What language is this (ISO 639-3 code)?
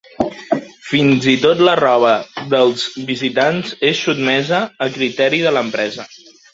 cat